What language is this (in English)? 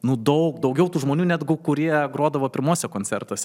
Lithuanian